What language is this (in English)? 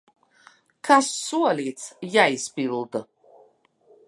Latvian